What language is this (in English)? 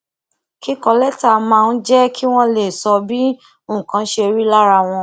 Yoruba